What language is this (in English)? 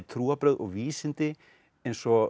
Icelandic